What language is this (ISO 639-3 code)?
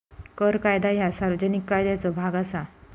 mar